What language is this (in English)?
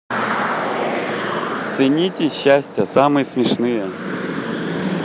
Russian